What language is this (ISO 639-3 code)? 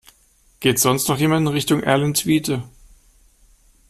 deu